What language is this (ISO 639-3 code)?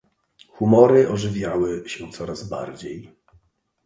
pol